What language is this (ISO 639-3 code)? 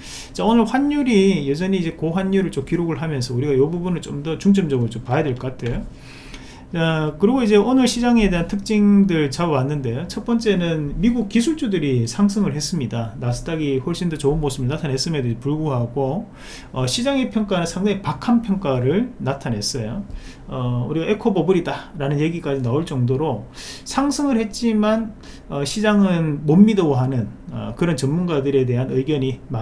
kor